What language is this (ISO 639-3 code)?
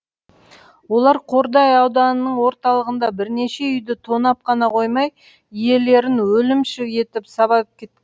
kaz